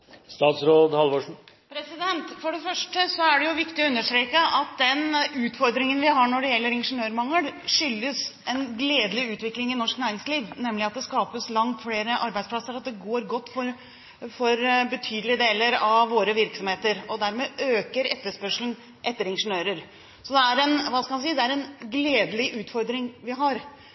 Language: Norwegian Bokmål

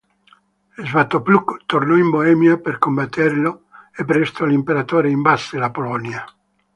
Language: Italian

